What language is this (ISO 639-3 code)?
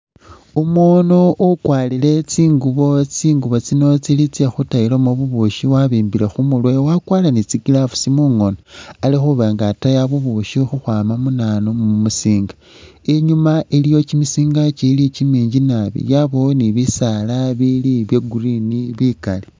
myx